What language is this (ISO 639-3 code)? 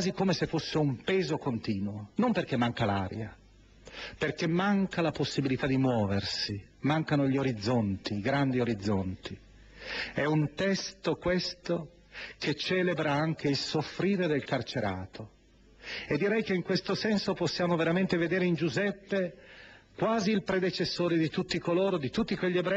ita